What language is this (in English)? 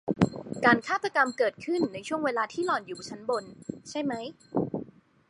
Thai